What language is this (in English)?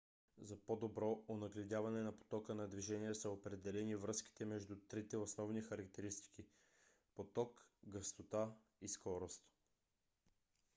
Bulgarian